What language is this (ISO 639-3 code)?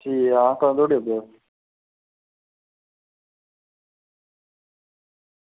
doi